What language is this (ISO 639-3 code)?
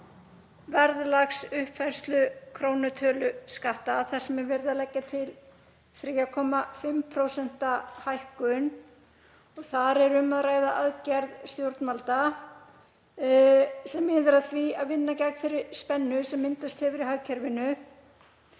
isl